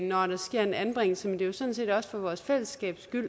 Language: Danish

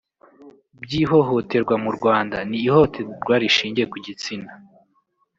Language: Kinyarwanda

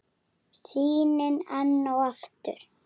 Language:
Icelandic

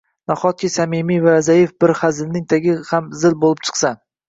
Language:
Uzbek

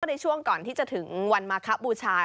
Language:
Thai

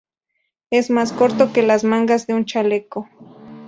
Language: Spanish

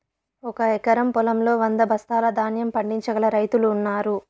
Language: Telugu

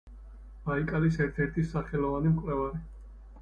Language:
Georgian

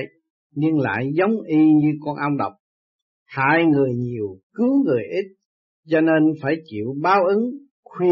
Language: Vietnamese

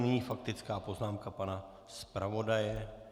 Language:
Czech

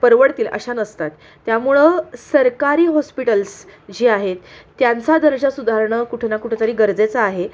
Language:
Marathi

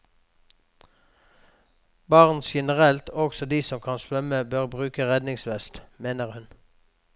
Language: Norwegian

